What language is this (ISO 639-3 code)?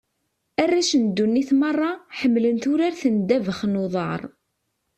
kab